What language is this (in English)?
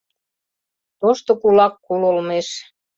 Mari